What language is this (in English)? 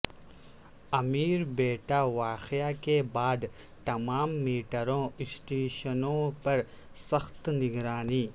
Urdu